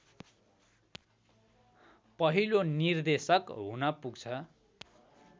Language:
Nepali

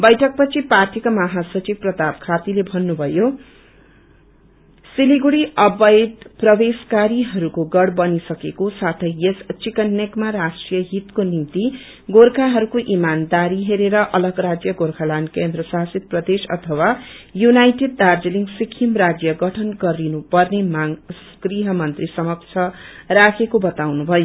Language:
Nepali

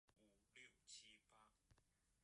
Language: Chinese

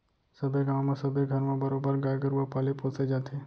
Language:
Chhattisgarhi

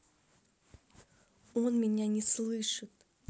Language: Russian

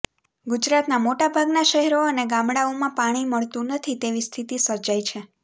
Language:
Gujarati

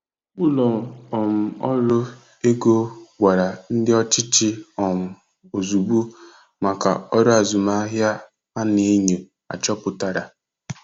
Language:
Igbo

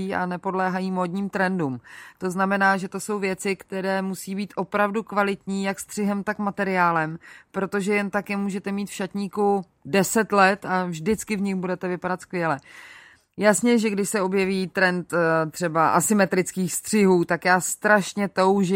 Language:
Czech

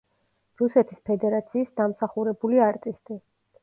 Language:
Georgian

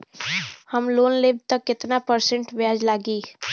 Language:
Bhojpuri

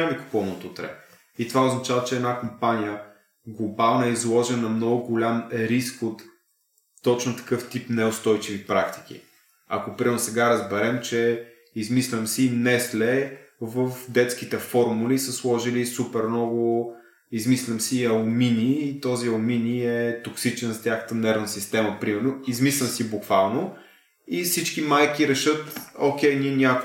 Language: Bulgarian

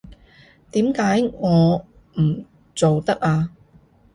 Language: Cantonese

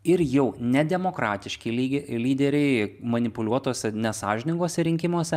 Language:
Lithuanian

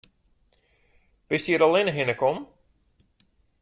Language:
Western Frisian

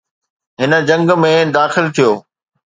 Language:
Sindhi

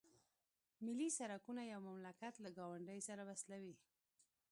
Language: Pashto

